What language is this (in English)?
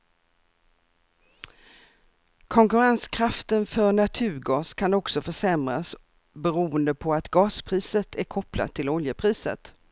Swedish